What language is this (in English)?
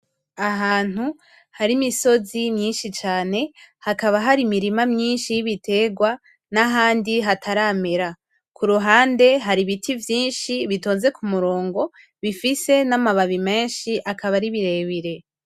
Rundi